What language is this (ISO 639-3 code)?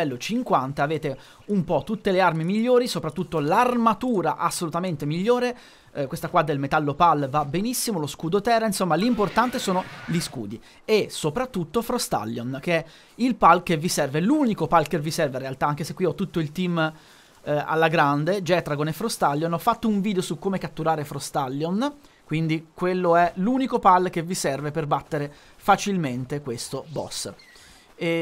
ita